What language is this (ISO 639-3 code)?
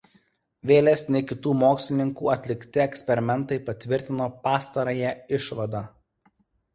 lit